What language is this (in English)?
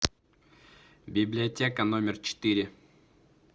Russian